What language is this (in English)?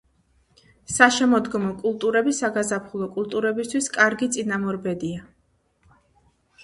Georgian